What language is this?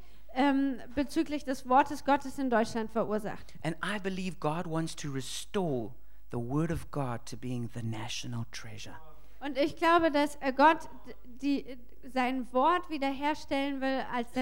German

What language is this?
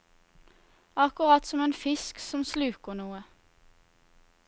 Norwegian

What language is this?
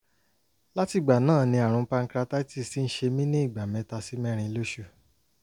Yoruba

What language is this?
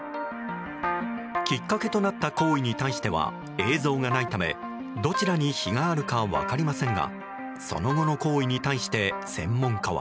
Japanese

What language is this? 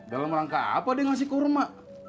Indonesian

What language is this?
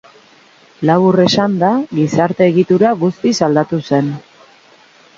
Basque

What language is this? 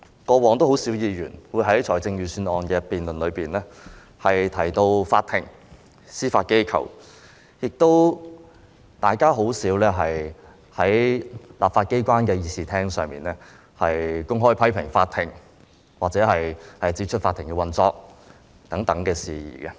Cantonese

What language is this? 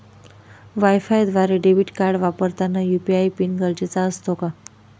Marathi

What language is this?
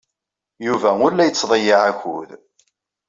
Kabyle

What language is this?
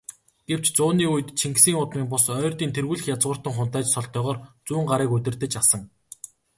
Mongolian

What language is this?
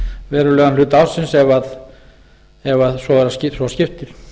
Icelandic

